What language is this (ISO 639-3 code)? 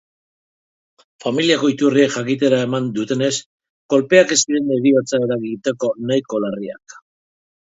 eus